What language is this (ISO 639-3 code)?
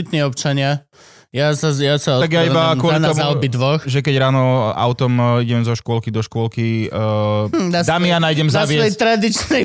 slk